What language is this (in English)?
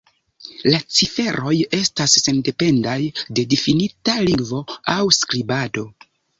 Esperanto